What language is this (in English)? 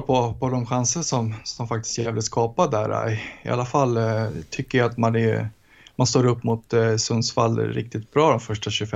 Swedish